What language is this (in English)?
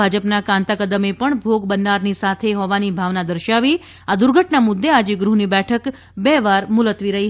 Gujarati